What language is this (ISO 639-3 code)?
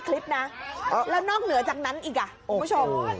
tha